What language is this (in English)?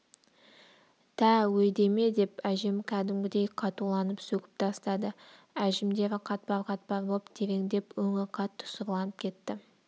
Kazakh